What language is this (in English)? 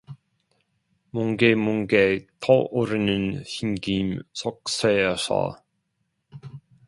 Korean